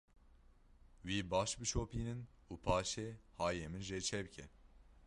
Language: Kurdish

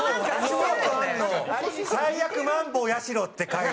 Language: Japanese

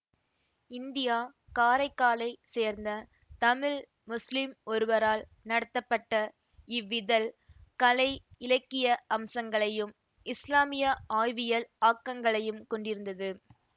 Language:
Tamil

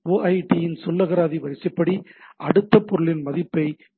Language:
Tamil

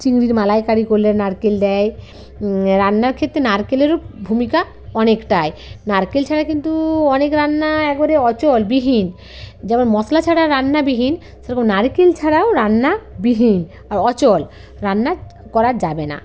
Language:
Bangla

